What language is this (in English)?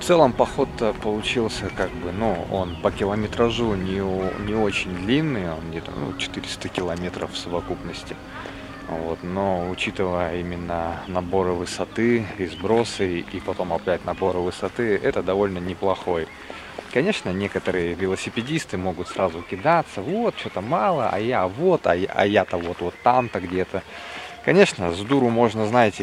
Russian